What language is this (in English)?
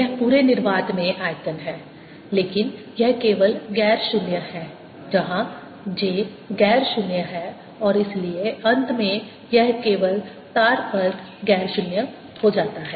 Hindi